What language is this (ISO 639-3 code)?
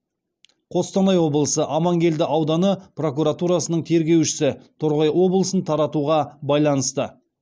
kaz